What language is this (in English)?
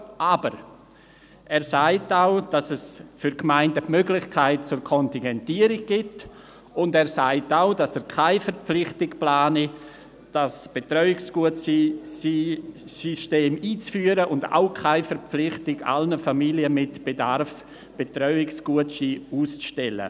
Swiss German